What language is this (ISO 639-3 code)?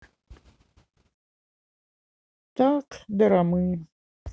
rus